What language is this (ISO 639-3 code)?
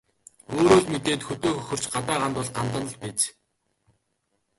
mon